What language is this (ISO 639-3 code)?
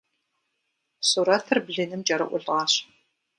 kbd